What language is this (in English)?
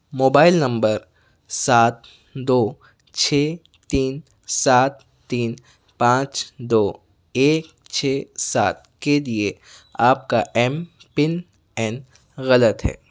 Urdu